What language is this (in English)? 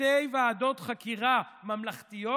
Hebrew